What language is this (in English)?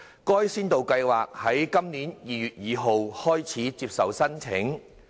Cantonese